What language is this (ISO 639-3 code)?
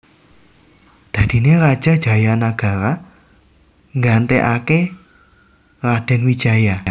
jav